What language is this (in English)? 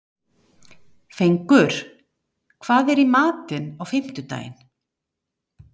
Icelandic